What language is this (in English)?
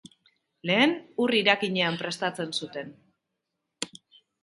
Basque